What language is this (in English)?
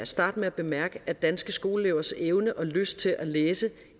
Danish